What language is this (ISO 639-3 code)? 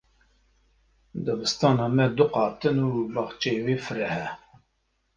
kur